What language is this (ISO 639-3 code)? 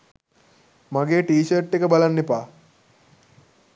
sin